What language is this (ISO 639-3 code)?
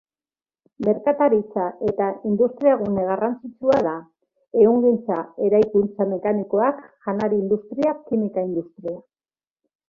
eus